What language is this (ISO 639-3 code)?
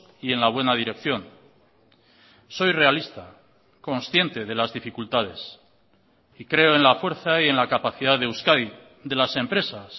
spa